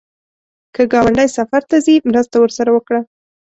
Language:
Pashto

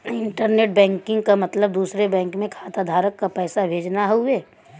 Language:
Bhojpuri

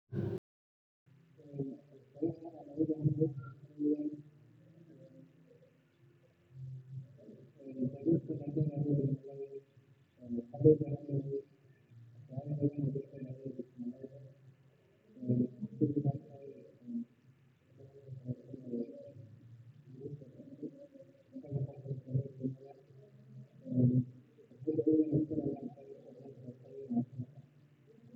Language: Somali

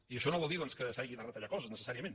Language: Catalan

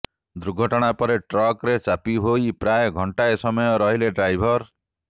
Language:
Odia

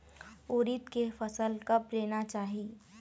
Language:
Chhattisgarhi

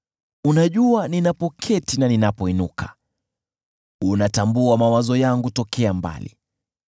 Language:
Swahili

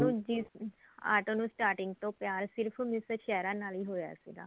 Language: Punjabi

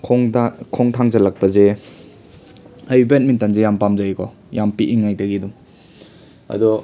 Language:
Manipuri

